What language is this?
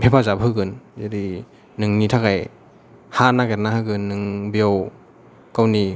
Bodo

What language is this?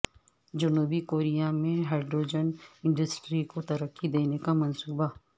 Urdu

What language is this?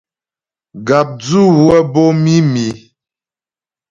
Ghomala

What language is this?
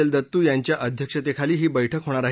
Marathi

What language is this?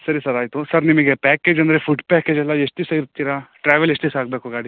Kannada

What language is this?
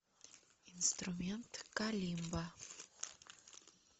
Russian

